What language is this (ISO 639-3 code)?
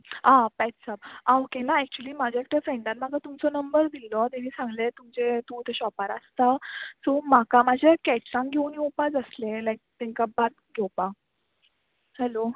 kok